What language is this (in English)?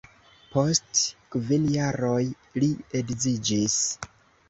Esperanto